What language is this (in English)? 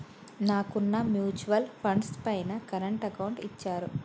Telugu